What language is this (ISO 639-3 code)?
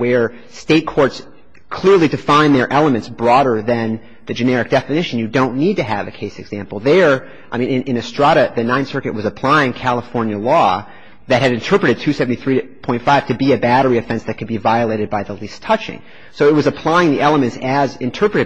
eng